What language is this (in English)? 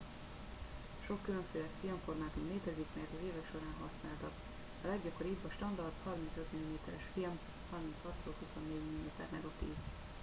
Hungarian